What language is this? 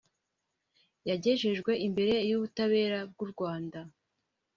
Kinyarwanda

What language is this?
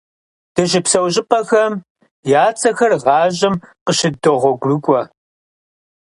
Kabardian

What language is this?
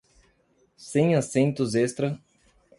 Portuguese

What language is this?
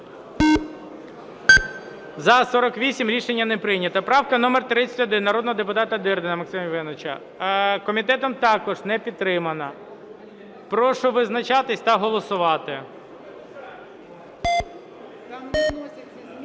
Ukrainian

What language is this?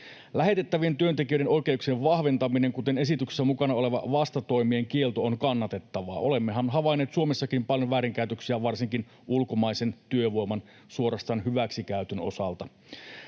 Finnish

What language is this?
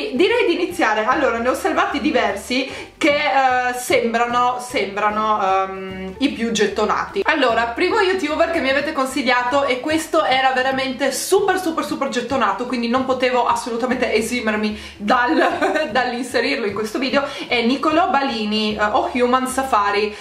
Italian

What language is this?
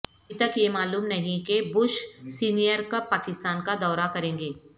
Urdu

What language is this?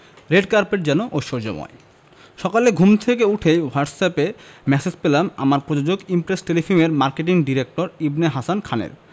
Bangla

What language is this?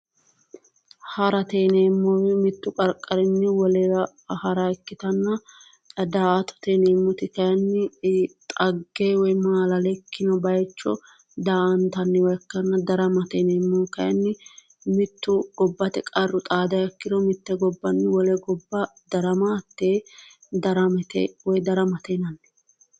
Sidamo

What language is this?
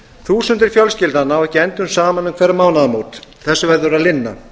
Icelandic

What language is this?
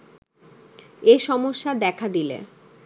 Bangla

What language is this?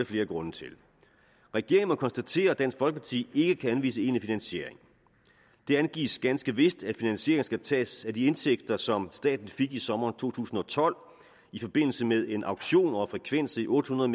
Danish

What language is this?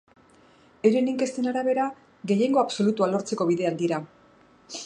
Basque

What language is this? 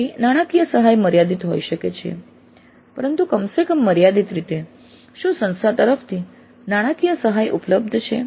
Gujarati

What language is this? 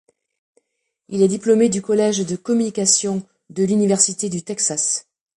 French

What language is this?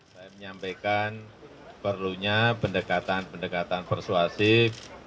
Indonesian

